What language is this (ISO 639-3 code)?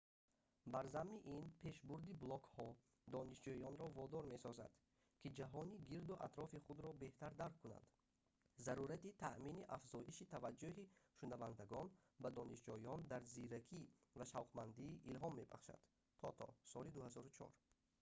tgk